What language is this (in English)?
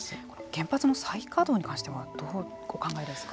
Japanese